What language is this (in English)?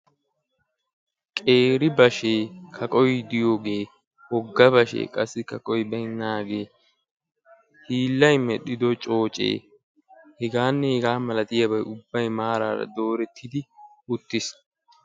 Wolaytta